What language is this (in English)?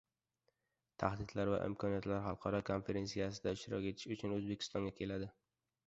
Uzbek